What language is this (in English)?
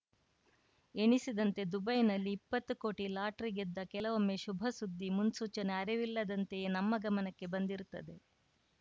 Kannada